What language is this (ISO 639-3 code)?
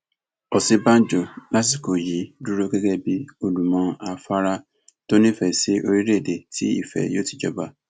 yor